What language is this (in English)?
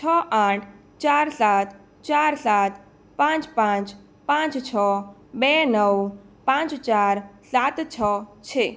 Gujarati